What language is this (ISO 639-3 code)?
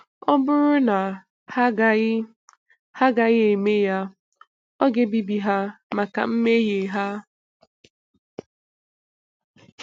ibo